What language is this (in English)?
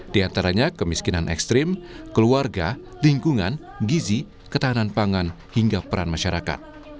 Indonesian